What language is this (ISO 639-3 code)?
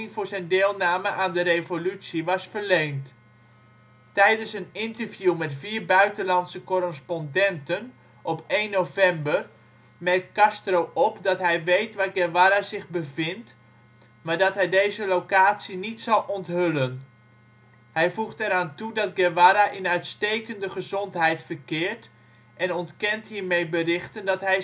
nld